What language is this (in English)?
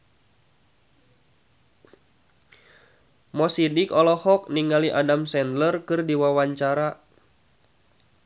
Sundanese